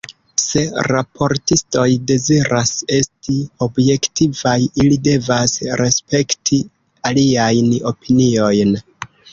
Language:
Esperanto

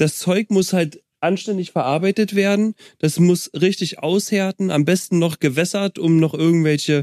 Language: German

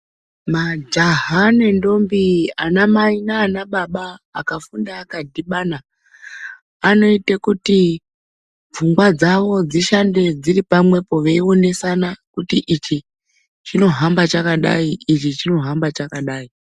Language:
Ndau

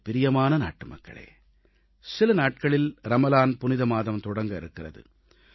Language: Tamil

